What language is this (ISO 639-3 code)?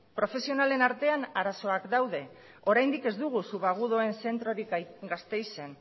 eus